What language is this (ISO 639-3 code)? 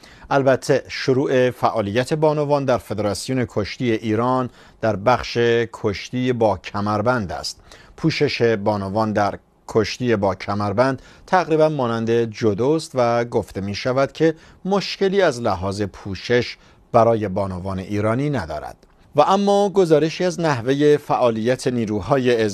fas